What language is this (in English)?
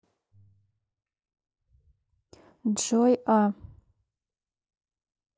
Russian